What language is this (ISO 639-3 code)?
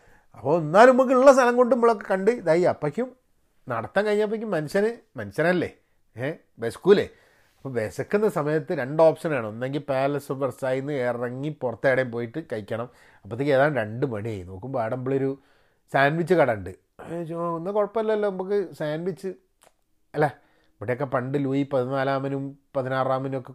mal